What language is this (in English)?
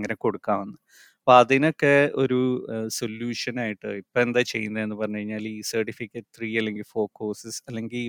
Malayalam